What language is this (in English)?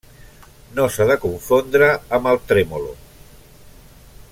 Catalan